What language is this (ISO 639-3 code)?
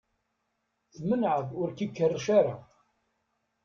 kab